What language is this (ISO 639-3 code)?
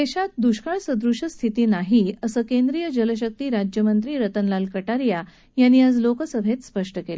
mar